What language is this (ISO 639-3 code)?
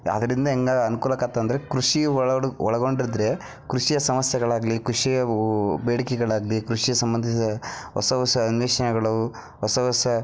kan